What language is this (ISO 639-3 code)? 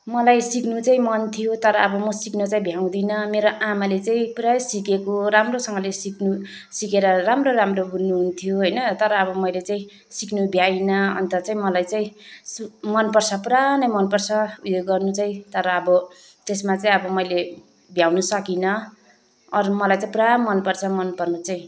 nep